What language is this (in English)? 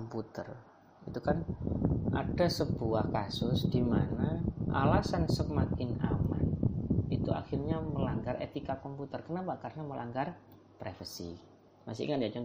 Indonesian